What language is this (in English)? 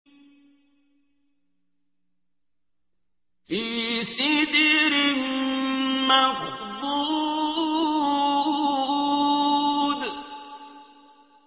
Arabic